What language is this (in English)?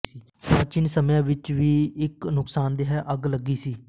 Punjabi